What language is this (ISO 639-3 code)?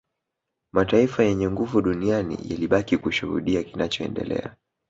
swa